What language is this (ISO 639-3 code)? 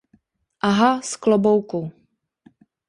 ces